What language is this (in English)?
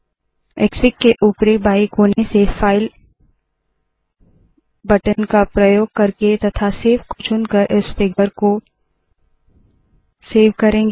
Hindi